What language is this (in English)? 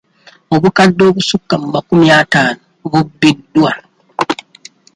Ganda